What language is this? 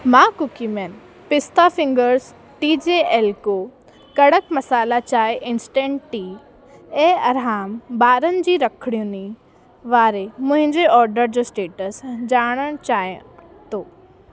Sindhi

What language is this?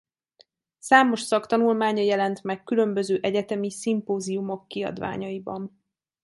Hungarian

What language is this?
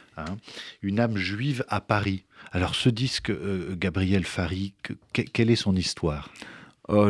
French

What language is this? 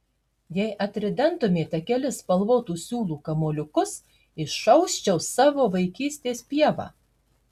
Lithuanian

